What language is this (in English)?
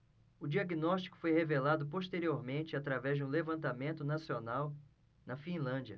Portuguese